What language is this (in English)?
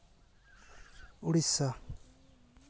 Santali